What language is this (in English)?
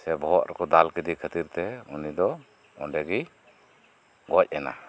Santali